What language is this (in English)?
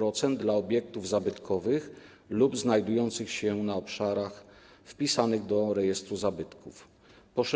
Polish